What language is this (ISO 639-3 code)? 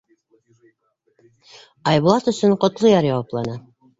bak